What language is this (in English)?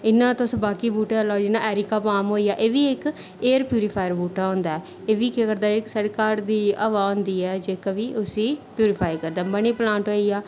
Dogri